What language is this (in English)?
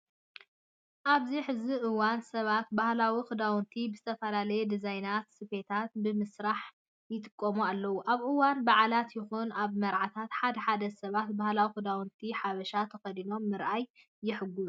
Tigrinya